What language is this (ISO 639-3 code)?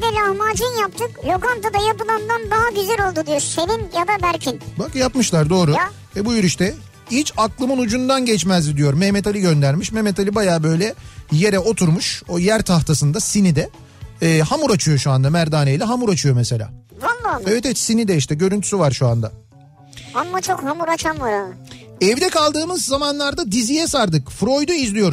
tur